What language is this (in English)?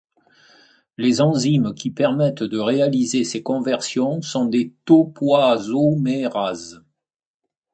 French